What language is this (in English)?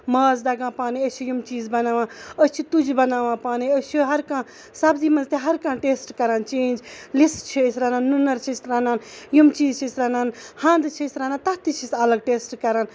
Kashmiri